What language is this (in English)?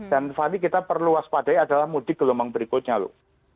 Indonesian